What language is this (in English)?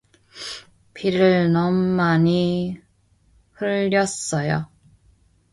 Korean